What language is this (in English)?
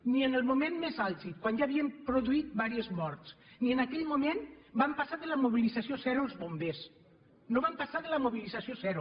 Catalan